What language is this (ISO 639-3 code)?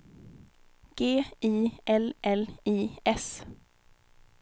swe